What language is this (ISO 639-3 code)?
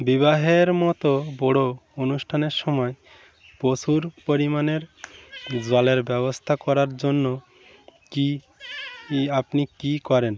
ben